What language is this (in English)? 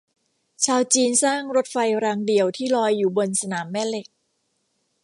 Thai